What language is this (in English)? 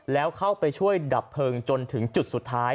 Thai